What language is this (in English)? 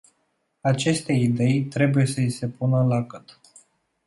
Romanian